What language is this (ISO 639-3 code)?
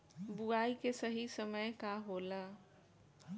bho